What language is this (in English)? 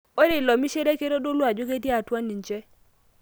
Masai